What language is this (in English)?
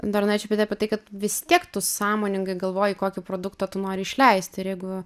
Lithuanian